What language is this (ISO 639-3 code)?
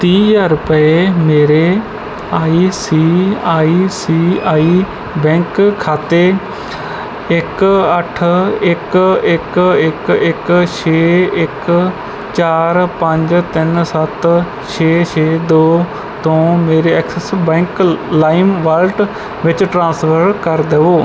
pan